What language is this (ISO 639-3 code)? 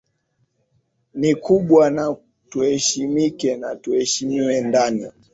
swa